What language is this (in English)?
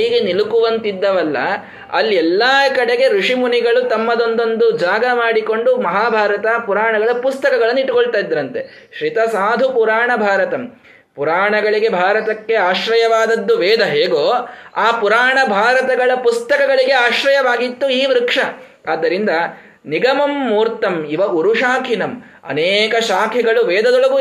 Kannada